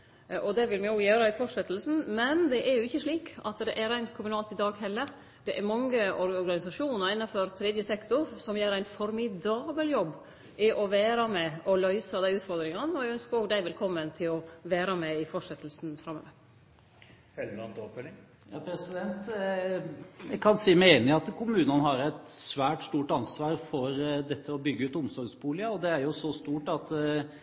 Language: Norwegian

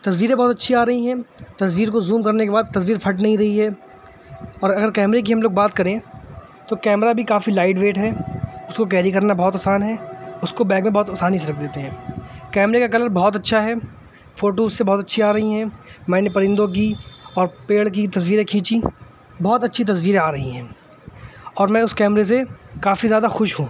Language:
Urdu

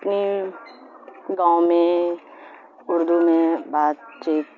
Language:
Urdu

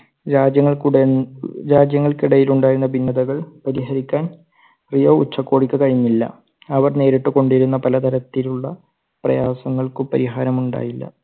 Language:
Malayalam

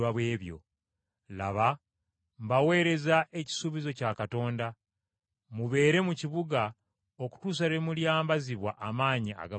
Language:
Ganda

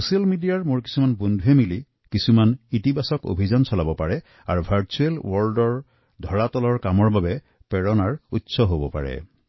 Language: Assamese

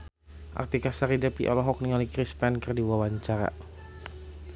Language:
Sundanese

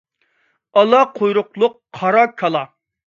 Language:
Uyghur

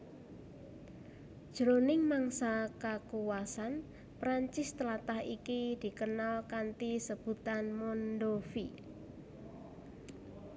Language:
Javanese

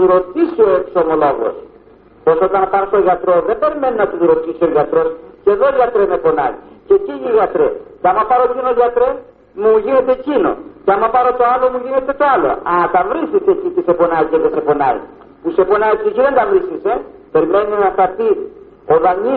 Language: Greek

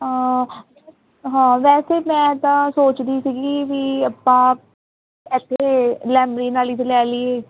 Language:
Punjabi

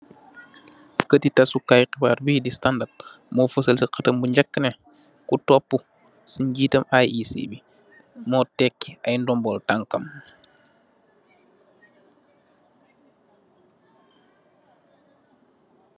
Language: Wolof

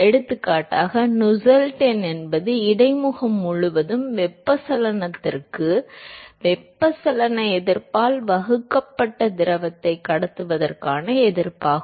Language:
Tamil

